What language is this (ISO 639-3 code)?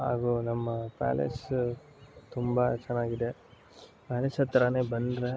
kan